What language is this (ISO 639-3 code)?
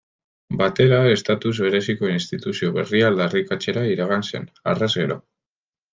eus